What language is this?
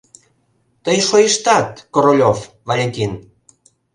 Mari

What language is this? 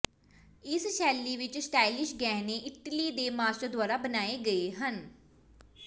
Punjabi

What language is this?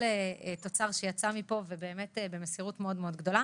Hebrew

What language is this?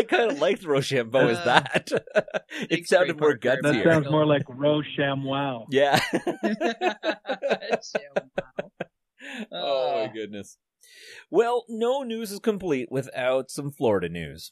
English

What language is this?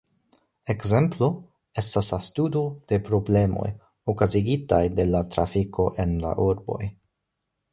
Esperanto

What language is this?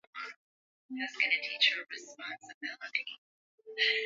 Swahili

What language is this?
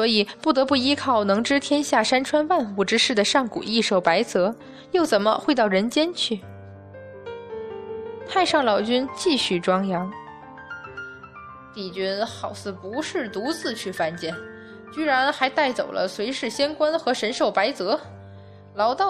Chinese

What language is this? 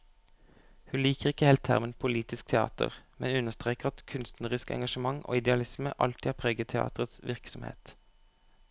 Norwegian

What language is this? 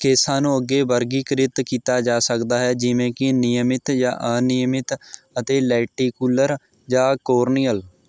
Punjabi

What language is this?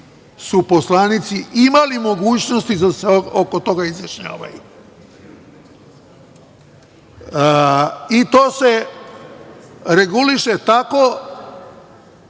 Serbian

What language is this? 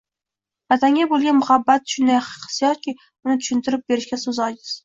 Uzbek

